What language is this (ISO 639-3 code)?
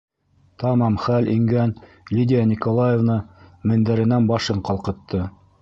bak